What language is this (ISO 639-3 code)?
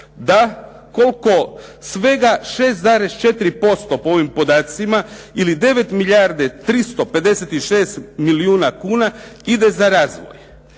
hrv